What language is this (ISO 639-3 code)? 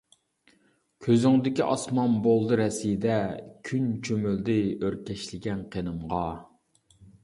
uig